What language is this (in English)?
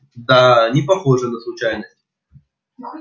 Russian